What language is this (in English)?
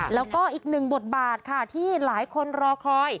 Thai